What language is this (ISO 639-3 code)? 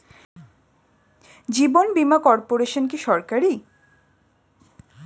ben